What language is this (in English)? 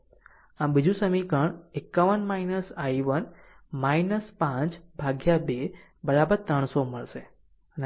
Gujarati